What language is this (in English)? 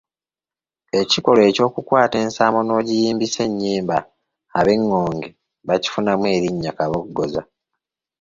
Ganda